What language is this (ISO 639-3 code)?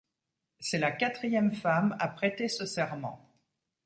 fra